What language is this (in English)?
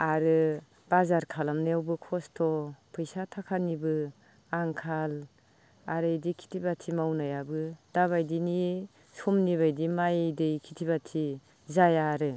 Bodo